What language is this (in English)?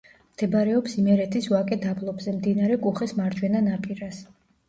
Georgian